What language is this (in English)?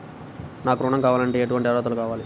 Telugu